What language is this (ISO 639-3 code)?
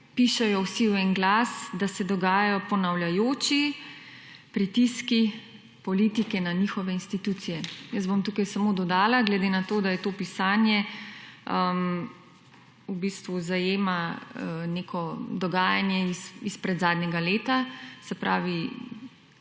slv